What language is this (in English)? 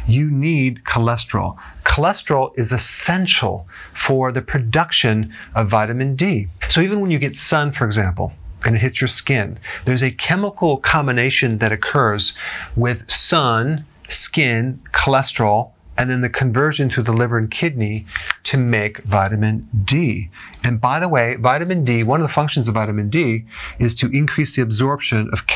English